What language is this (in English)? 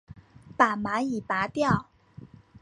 Chinese